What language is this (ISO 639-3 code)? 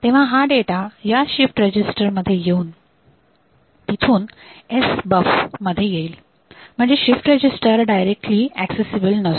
mar